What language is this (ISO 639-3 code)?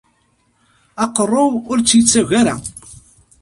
kab